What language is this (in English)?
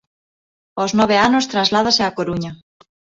Galician